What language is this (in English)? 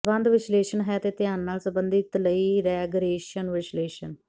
Punjabi